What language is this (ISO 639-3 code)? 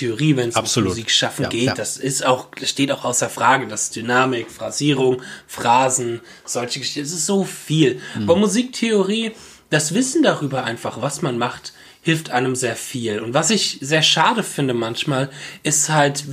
deu